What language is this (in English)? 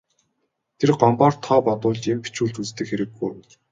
Mongolian